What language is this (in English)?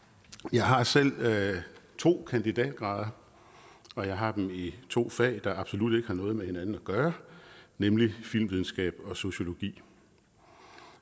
Danish